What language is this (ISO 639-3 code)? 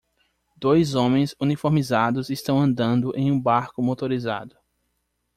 por